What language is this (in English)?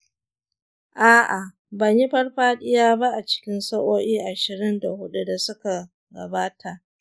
Hausa